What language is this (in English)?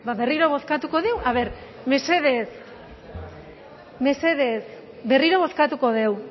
Basque